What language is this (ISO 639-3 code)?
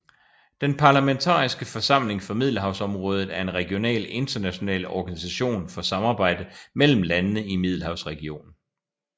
dan